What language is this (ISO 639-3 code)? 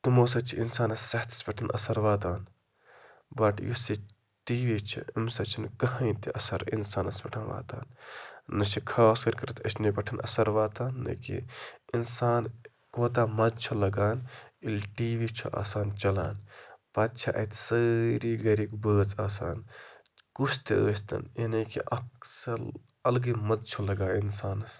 kas